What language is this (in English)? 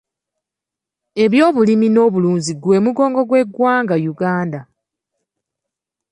Ganda